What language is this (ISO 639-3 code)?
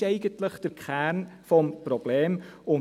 gsw